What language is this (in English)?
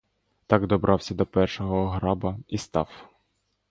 Ukrainian